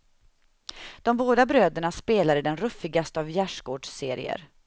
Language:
Swedish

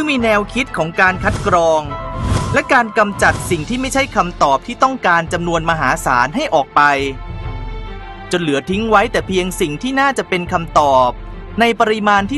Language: Thai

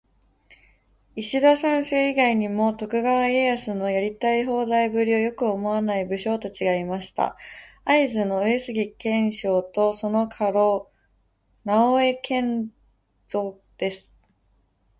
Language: Japanese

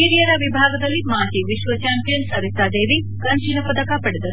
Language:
Kannada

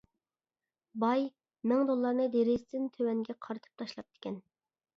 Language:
Uyghur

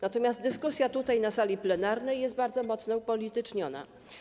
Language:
Polish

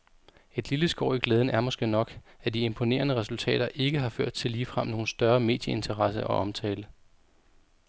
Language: Danish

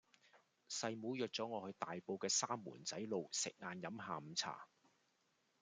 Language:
Cantonese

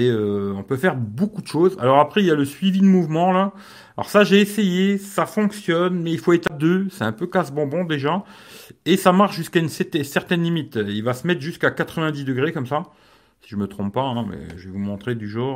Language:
French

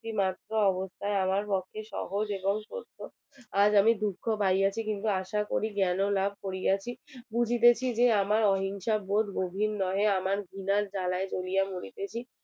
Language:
Bangla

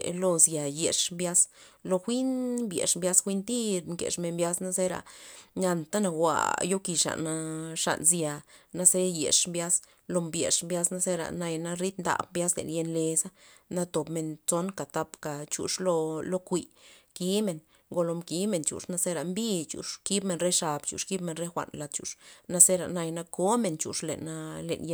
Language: Loxicha Zapotec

